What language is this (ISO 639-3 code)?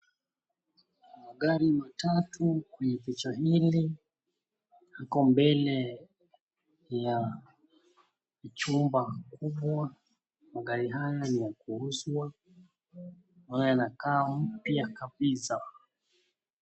swa